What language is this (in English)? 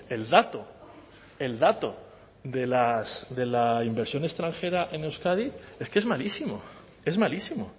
Spanish